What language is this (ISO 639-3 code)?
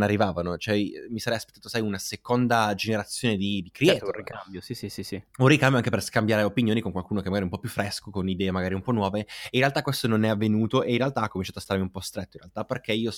ita